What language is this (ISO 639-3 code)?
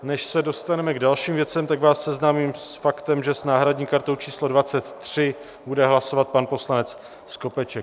ces